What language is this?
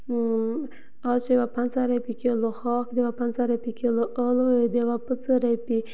Kashmiri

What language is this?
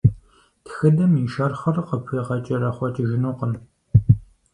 Kabardian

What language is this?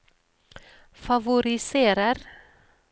Norwegian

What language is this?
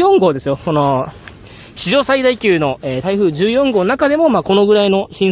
Japanese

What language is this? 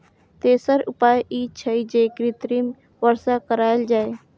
Maithili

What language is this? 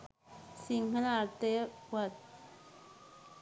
Sinhala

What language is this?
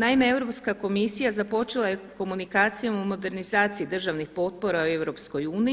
Croatian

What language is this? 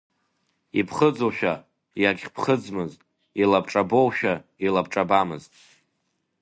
Abkhazian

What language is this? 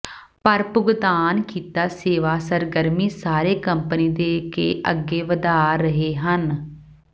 Punjabi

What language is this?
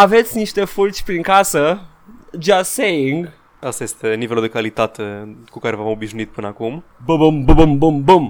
Romanian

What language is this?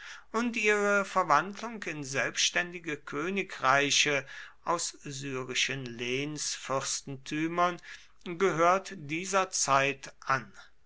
German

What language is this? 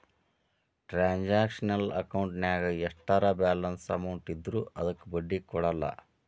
Kannada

